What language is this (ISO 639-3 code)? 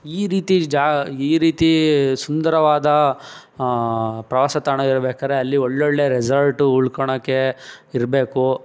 kan